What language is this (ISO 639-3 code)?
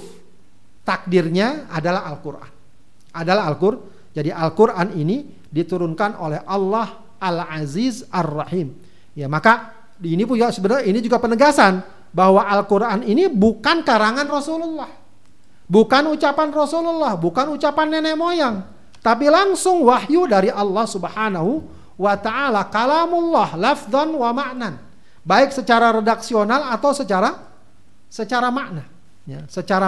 ind